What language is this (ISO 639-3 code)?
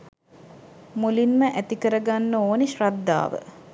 sin